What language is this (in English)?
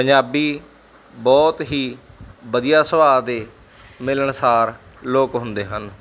Punjabi